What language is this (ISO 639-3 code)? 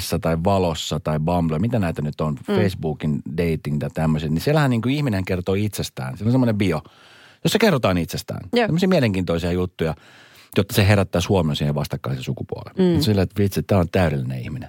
fin